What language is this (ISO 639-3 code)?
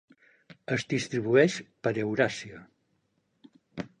cat